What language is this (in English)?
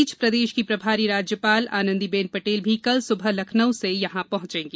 Hindi